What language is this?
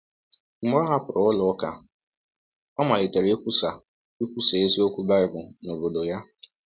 Igbo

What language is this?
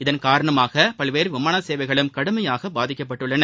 Tamil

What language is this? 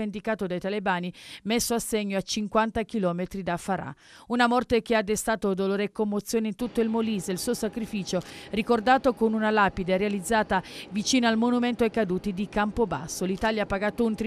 Italian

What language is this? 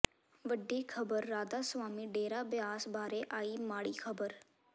Punjabi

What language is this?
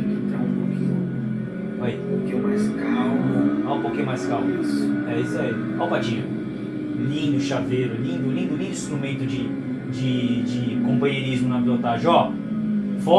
Portuguese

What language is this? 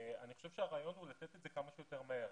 Hebrew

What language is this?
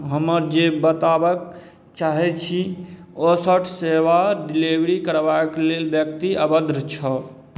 Maithili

